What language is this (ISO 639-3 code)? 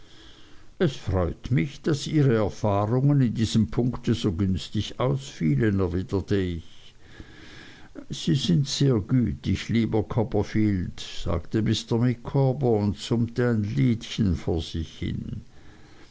deu